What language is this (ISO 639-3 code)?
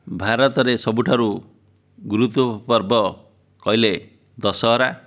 ori